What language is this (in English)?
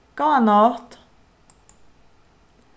Faroese